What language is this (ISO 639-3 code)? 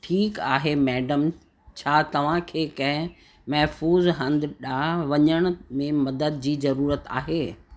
snd